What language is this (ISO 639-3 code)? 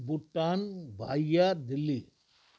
snd